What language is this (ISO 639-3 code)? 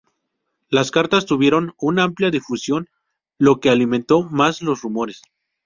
spa